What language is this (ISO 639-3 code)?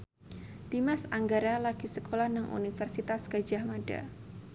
jav